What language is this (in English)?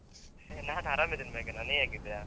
Kannada